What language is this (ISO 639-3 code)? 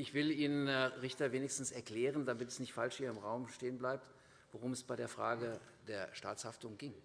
deu